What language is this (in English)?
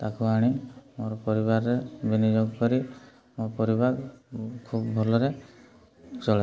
Odia